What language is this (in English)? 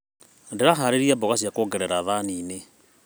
Kikuyu